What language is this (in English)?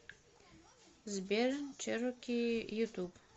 Russian